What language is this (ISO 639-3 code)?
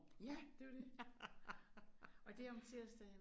dan